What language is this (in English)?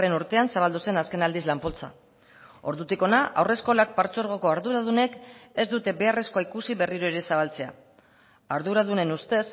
Basque